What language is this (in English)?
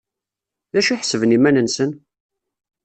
Kabyle